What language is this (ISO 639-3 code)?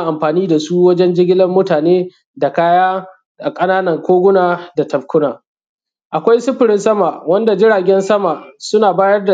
hau